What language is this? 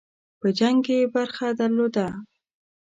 Pashto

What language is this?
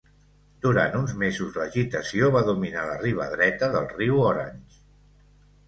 Catalan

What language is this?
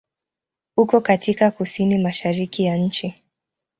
Swahili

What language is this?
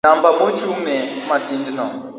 Luo (Kenya and Tanzania)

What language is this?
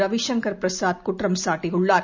Tamil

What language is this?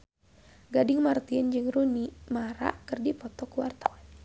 Sundanese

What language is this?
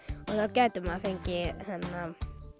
Icelandic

